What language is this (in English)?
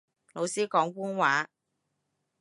Cantonese